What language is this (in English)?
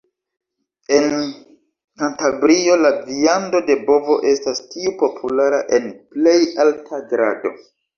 Esperanto